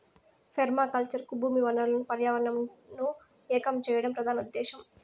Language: Telugu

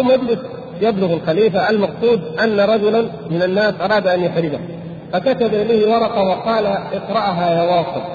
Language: Arabic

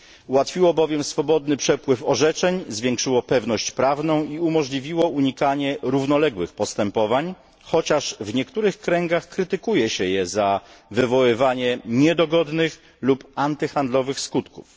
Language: Polish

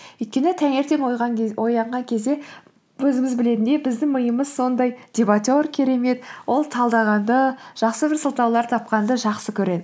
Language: Kazakh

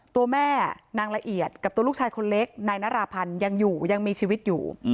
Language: Thai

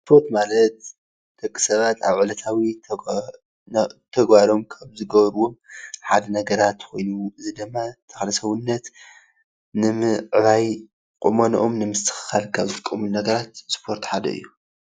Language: Tigrinya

